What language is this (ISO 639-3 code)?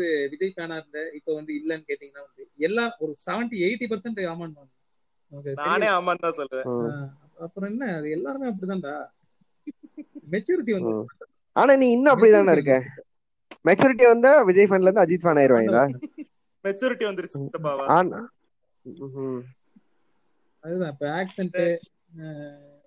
tam